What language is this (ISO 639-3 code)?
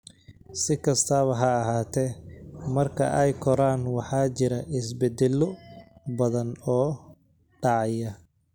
som